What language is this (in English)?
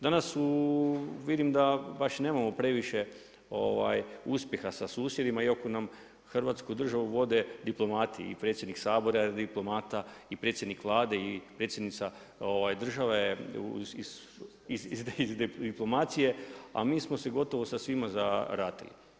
Croatian